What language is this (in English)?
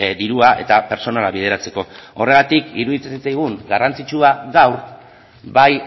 Basque